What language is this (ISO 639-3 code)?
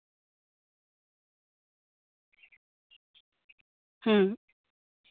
sat